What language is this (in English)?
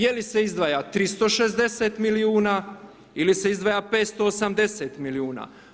Croatian